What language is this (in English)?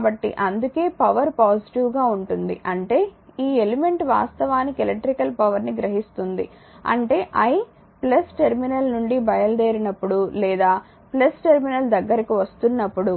Telugu